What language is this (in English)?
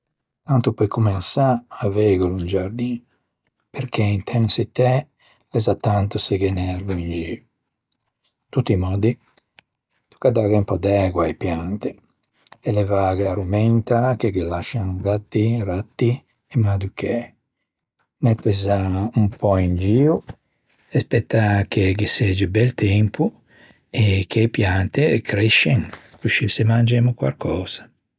Ligurian